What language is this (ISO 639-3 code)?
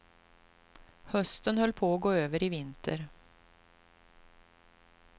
swe